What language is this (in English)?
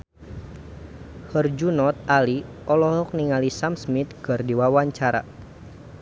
Sundanese